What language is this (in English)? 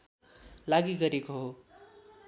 Nepali